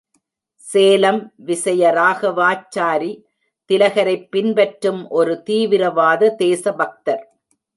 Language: Tamil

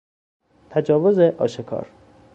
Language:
Persian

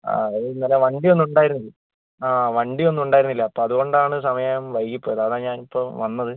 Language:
Malayalam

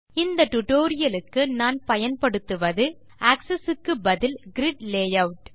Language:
Tamil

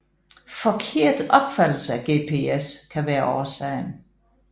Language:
Danish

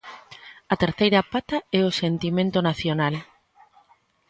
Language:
Galician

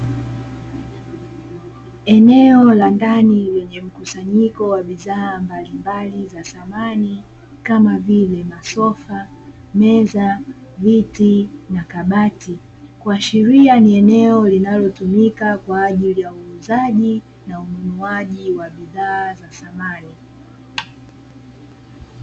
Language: Swahili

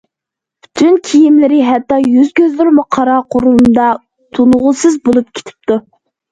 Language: Uyghur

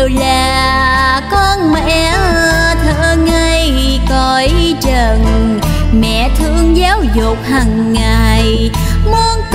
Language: Vietnamese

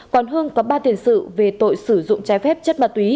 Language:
Vietnamese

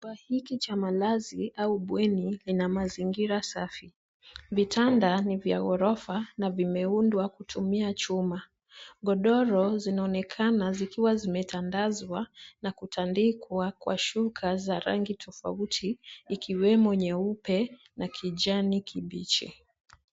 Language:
Swahili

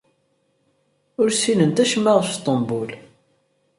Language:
Kabyle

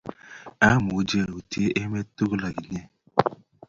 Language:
Kalenjin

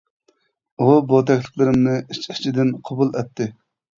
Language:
Uyghur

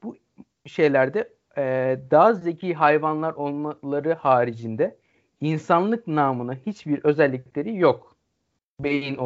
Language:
Turkish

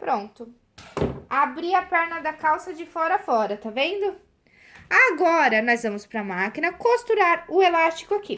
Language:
Portuguese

